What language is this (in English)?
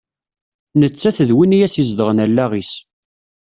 Kabyle